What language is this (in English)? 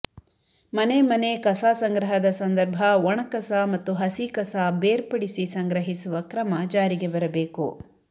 Kannada